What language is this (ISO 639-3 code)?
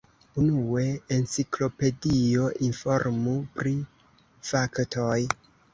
epo